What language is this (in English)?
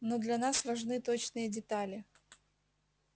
Russian